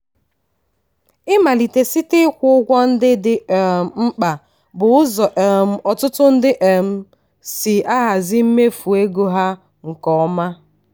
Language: Igbo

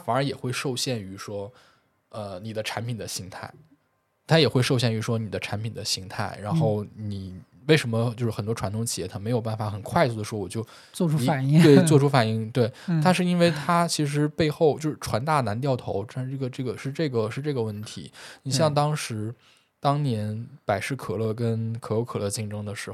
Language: Chinese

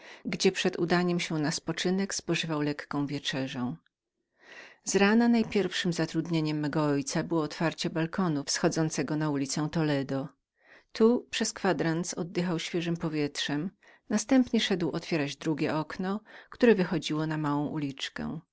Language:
Polish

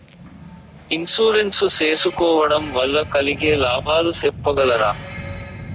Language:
Telugu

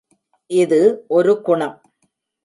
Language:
Tamil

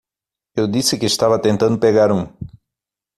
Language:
Portuguese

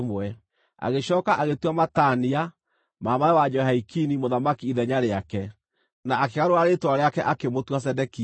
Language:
Kikuyu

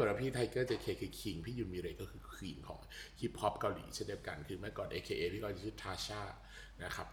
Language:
Thai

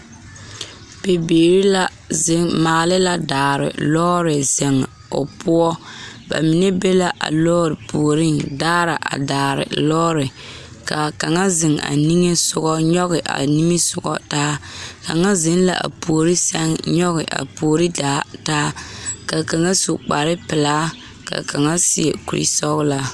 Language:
Southern Dagaare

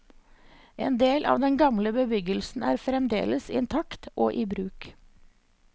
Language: Norwegian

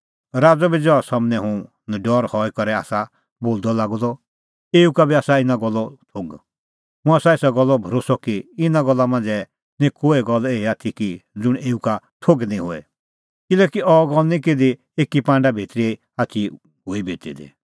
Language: Kullu Pahari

